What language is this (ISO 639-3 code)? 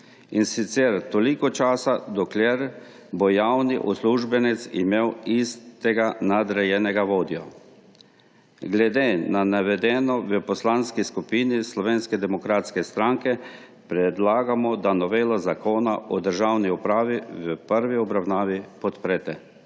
slv